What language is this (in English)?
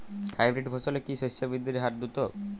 Bangla